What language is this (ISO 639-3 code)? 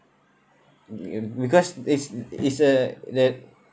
eng